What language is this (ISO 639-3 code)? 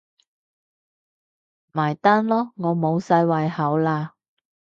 yue